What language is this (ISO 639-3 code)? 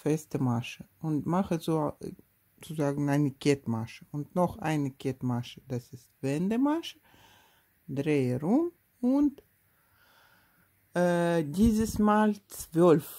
deu